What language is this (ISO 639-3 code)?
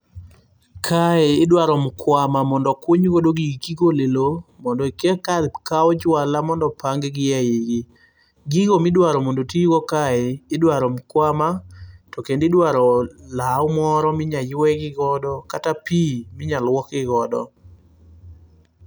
luo